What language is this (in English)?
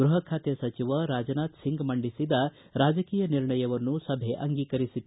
Kannada